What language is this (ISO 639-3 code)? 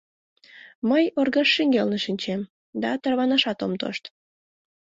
chm